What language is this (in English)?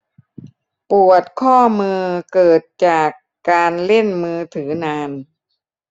Thai